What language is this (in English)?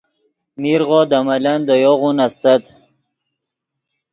Yidgha